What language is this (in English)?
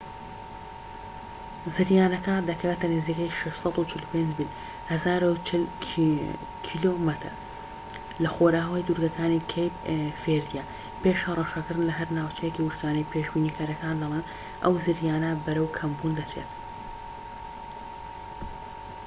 Central Kurdish